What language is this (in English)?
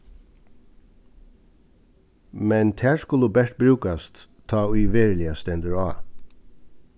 Faroese